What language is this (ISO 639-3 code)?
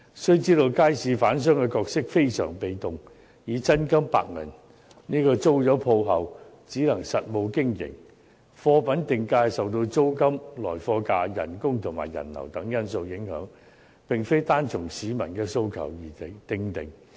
yue